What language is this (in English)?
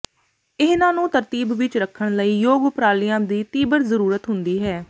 Punjabi